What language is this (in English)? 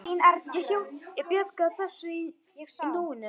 Icelandic